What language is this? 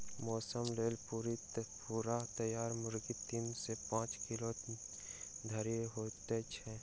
Maithili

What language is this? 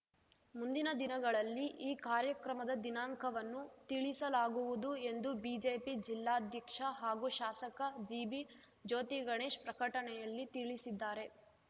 Kannada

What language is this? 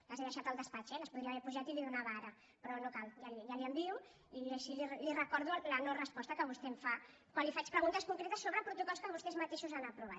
Catalan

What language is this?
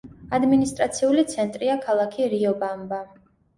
Georgian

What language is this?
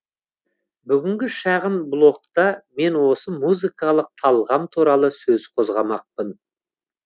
Kazakh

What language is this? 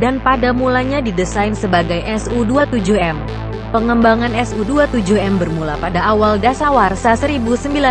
Indonesian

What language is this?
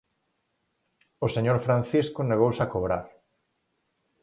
Galician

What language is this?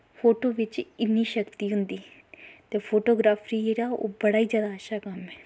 Dogri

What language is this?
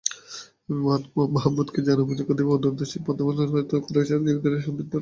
Bangla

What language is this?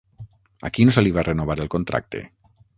Catalan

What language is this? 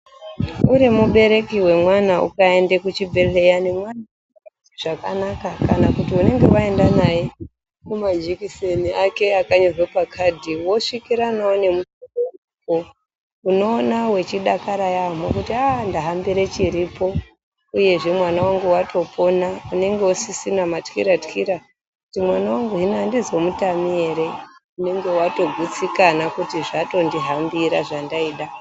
Ndau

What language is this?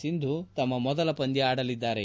Kannada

